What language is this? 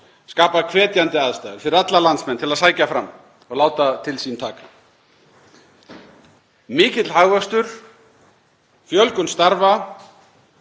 Icelandic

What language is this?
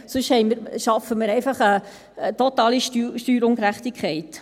Swiss German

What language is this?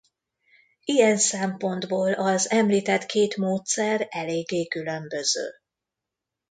Hungarian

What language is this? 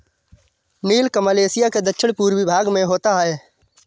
Hindi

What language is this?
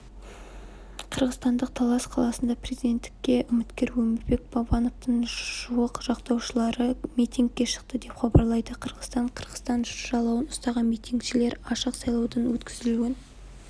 Kazakh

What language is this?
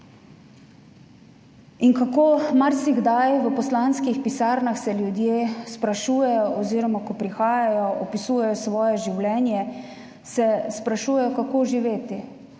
Slovenian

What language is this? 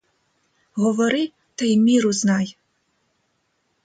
Ukrainian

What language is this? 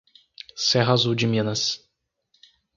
Portuguese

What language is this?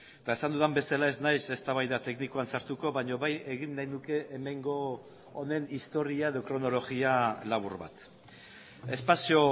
Basque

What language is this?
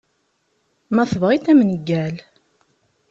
Kabyle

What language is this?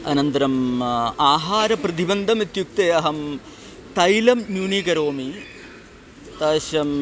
Sanskrit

